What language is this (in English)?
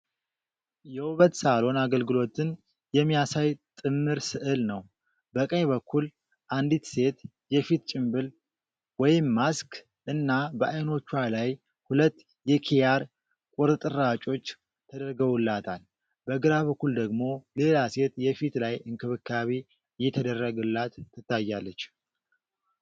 Amharic